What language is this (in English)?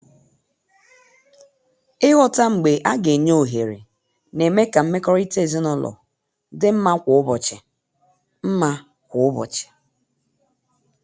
Igbo